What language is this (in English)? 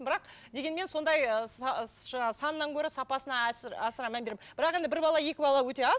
Kazakh